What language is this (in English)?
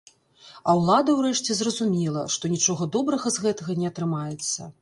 Belarusian